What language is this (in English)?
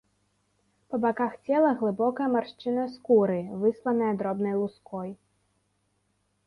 Belarusian